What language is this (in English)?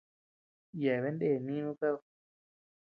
Tepeuxila Cuicatec